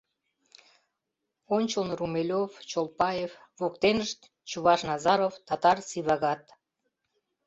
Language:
Mari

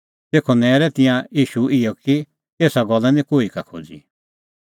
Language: Kullu Pahari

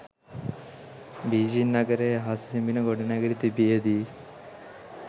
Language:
Sinhala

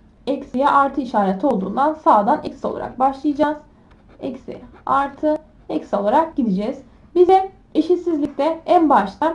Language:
Turkish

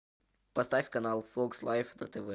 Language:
Russian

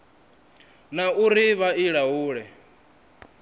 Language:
Venda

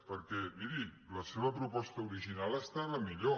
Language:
Catalan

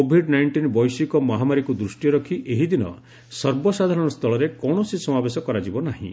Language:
Odia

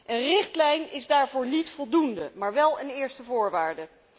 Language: Dutch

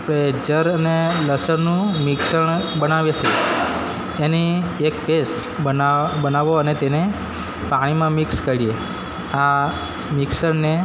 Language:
Gujarati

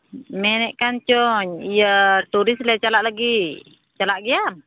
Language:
Santali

